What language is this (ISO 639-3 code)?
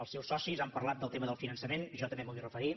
cat